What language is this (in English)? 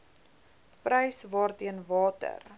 Afrikaans